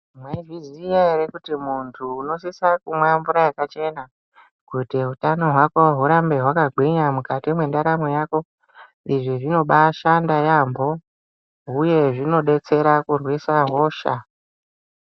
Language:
Ndau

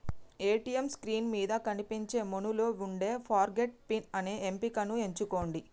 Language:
Telugu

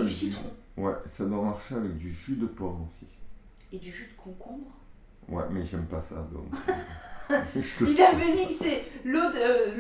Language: French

